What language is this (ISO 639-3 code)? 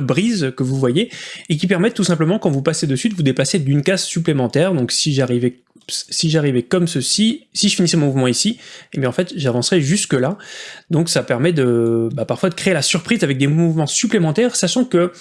fra